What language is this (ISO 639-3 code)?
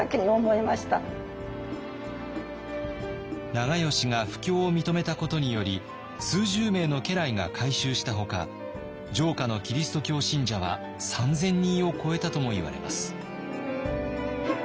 jpn